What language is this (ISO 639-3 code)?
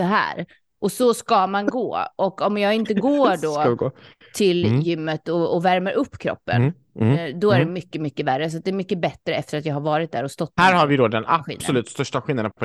swe